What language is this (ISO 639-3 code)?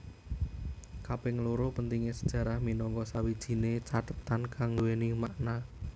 jav